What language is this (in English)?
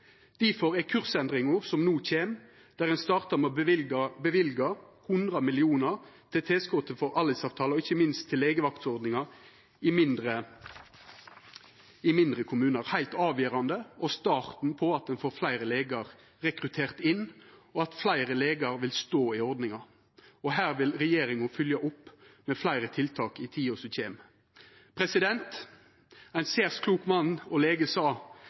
Norwegian Nynorsk